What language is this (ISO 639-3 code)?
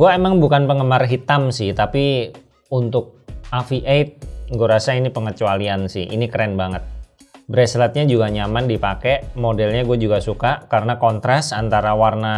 ind